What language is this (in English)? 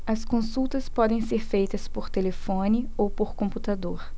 Portuguese